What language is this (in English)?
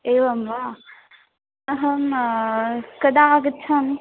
Sanskrit